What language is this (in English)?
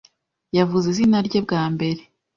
Kinyarwanda